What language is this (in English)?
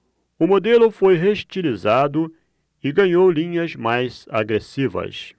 Portuguese